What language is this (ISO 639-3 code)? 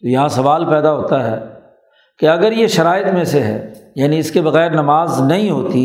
urd